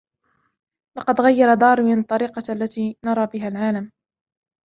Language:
Arabic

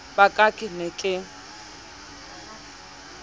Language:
Southern Sotho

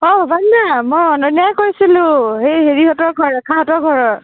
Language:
Assamese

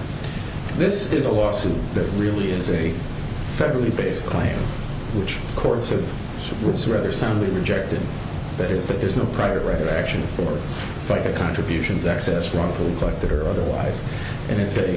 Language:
English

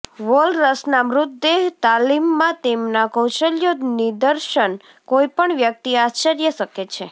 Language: Gujarati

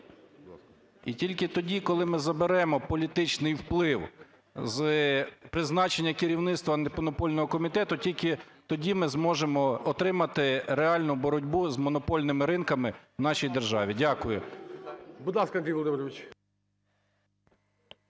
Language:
Ukrainian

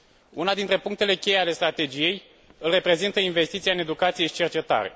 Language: Romanian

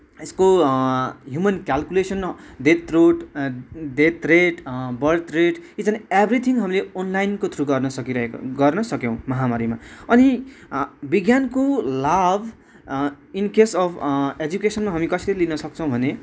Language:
Nepali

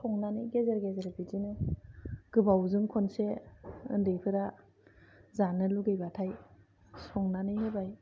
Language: Bodo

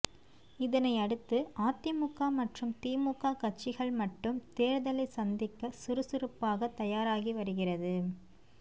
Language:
Tamil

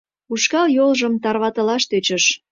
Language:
Mari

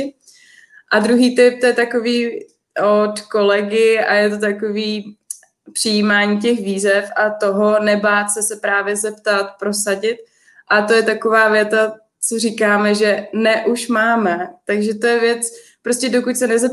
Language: Czech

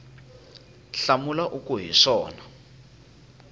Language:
Tsonga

